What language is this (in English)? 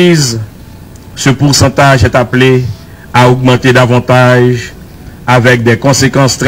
French